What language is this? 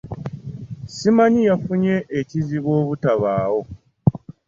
Ganda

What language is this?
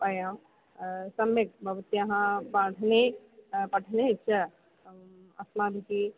Sanskrit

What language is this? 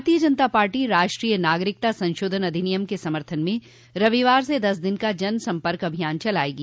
Hindi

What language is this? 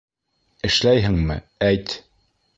Bashkir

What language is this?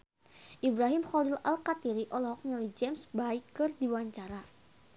Sundanese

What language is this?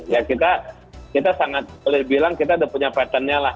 Indonesian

